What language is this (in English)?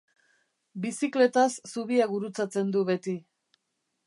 Basque